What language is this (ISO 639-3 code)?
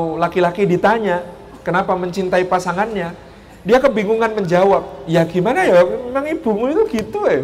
ind